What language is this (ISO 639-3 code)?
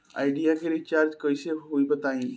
bho